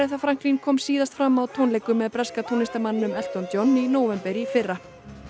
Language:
Icelandic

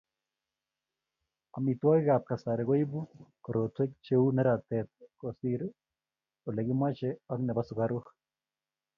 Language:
Kalenjin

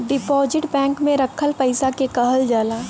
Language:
Bhojpuri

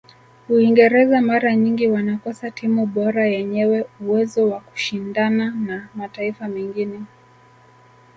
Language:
Swahili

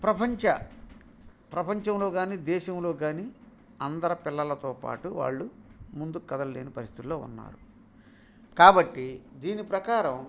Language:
Telugu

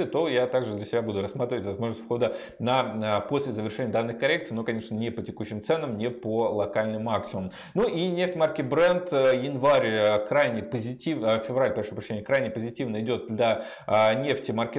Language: Russian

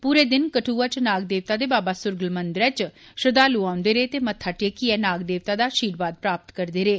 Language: Dogri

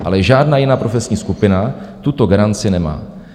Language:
Czech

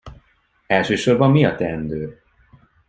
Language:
Hungarian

